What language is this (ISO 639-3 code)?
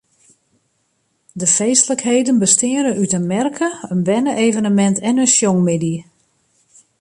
fry